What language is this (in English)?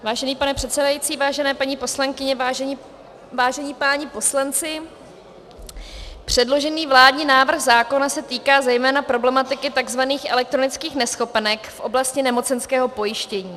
Czech